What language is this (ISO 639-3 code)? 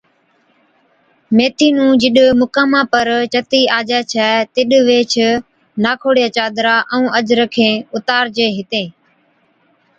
odk